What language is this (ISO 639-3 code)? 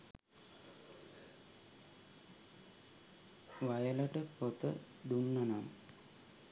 sin